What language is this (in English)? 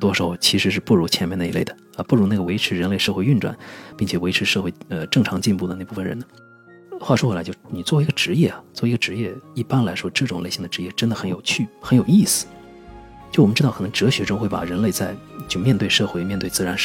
Chinese